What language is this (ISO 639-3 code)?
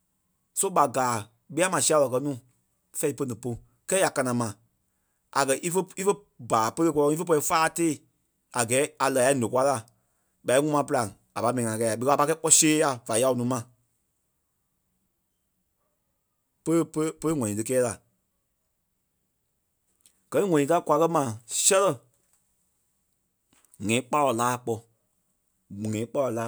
kpe